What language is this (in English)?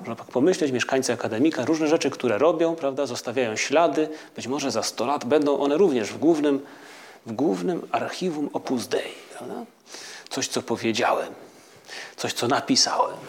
Polish